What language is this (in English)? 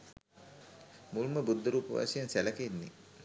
Sinhala